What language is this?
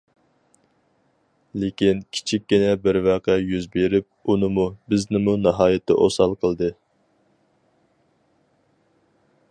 Uyghur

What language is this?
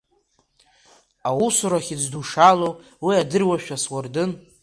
Abkhazian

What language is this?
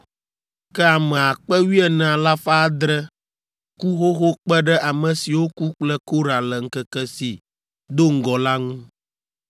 Ewe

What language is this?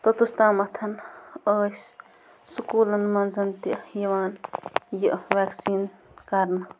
Kashmiri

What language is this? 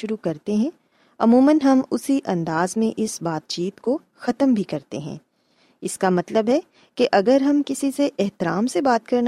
Urdu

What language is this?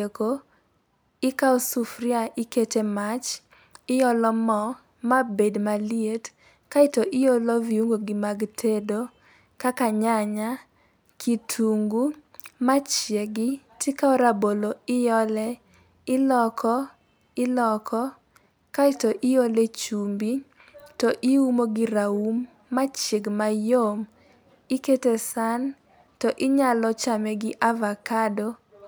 Luo (Kenya and Tanzania)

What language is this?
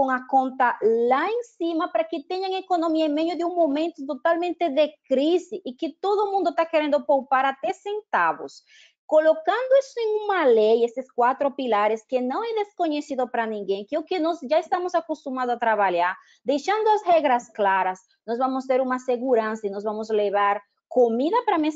Portuguese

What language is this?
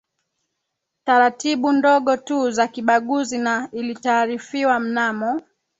Swahili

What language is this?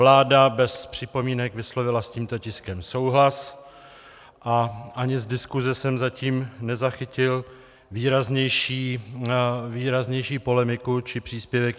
Czech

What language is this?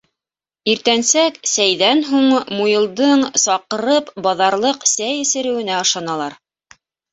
Bashkir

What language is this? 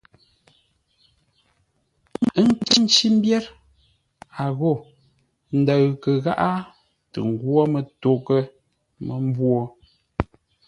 Ngombale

